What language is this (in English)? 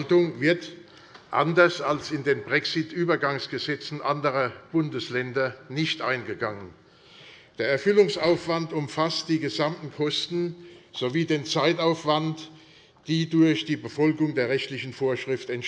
German